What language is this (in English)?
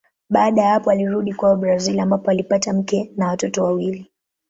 Swahili